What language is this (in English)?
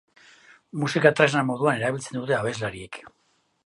Basque